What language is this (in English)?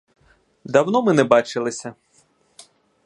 Ukrainian